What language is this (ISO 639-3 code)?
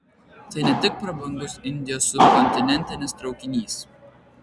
lit